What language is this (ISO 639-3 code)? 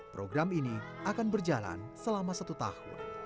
ind